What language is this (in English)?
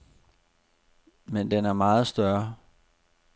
Danish